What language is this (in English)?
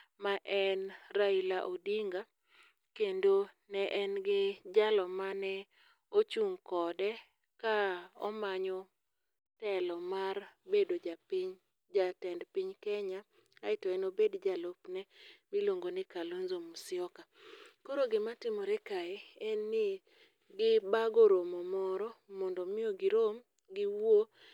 Luo (Kenya and Tanzania)